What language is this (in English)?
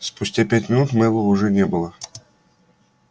Russian